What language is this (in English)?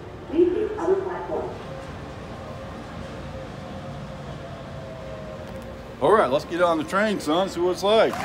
English